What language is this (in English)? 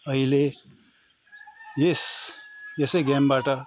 Nepali